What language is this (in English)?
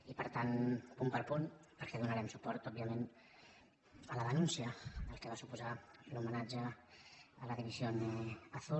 Catalan